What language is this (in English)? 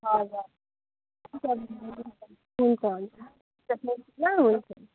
Nepali